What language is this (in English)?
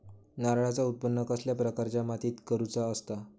Marathi